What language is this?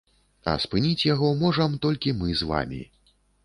Belarusian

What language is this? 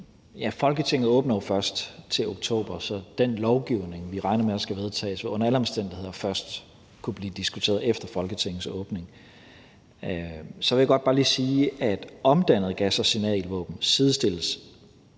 Danish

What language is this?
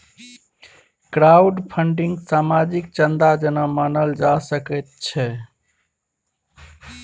Maithili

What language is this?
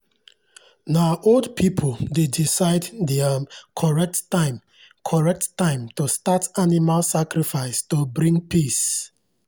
Nigerian Pidgin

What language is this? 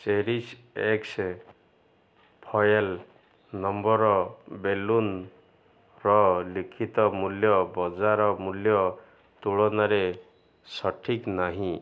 Odia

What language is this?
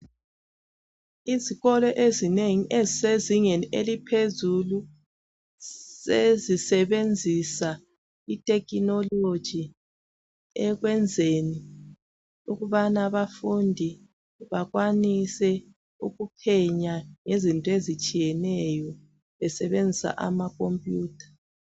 North Ndebele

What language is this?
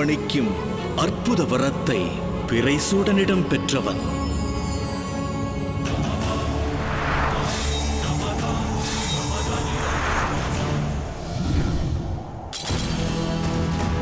Tamil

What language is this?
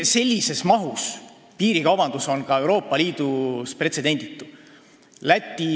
Estonian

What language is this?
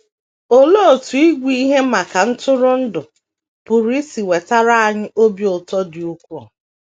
Igbo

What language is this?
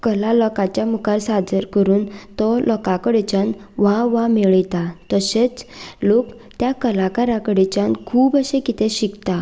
Konkani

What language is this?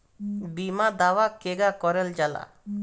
Bhojpuri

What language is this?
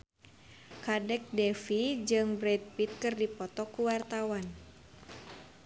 Sundanese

